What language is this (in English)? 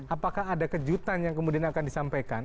Indonesian